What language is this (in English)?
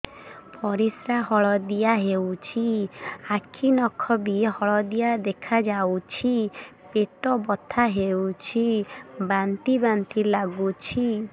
Odia